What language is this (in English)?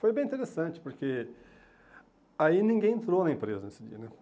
Portuguese